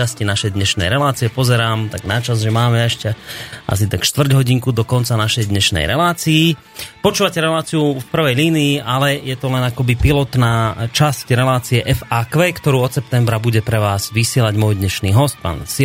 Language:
Slovak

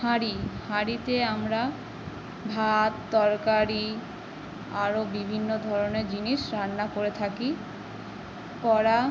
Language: Bangla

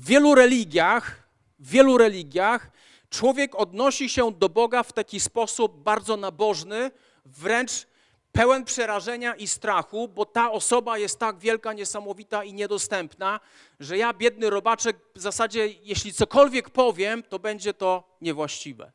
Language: Polish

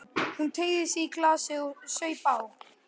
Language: Icelandic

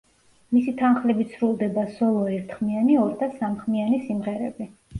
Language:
Georgian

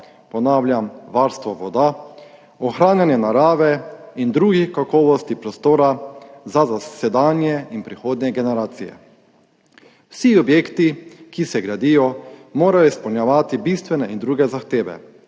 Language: Slovenian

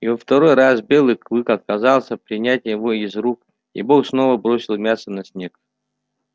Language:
Russian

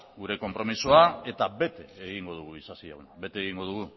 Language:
Basque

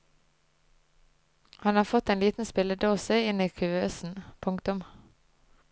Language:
Norwegian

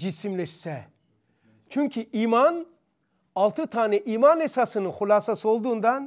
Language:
Turkish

